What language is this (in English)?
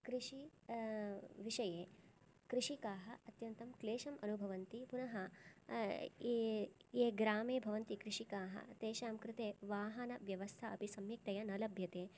Sanskrit